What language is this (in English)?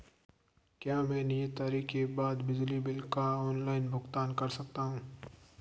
Hindi